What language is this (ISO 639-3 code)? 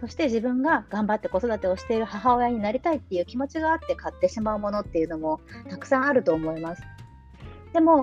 jpn